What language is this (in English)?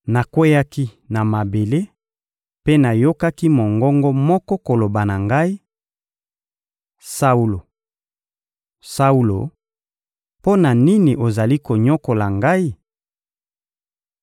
Lingala